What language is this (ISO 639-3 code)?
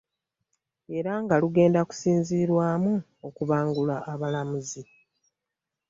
lug